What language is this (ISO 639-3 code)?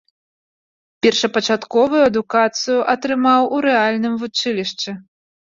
bel